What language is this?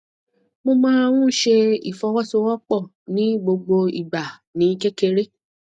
Yoruba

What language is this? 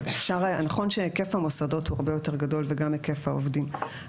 Hebrew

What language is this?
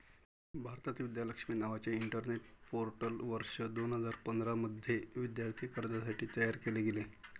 Marathi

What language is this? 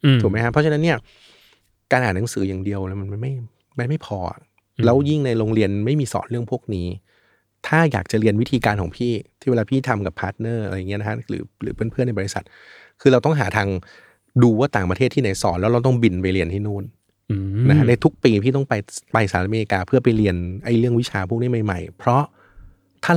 Thai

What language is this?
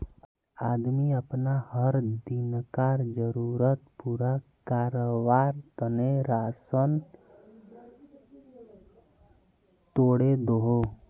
Magahi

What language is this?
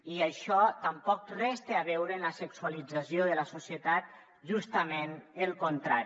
Catalan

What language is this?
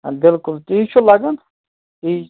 Kashmiri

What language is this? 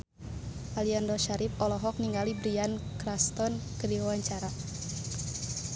Sundanese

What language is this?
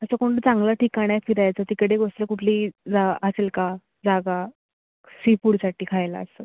Marathi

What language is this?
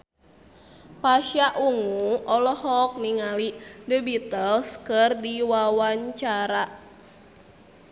Sundanese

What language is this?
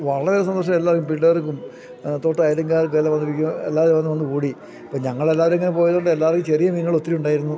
Malayalam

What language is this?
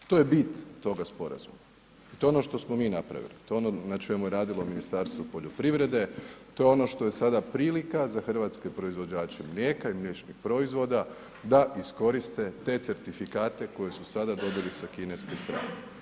Croatian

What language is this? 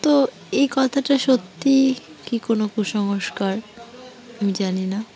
Bangla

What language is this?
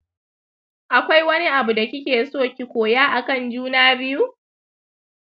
Hausa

